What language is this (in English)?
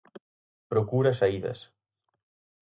Galician